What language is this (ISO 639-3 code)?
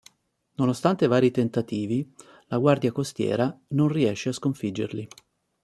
ita